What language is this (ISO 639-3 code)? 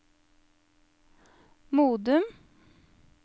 nor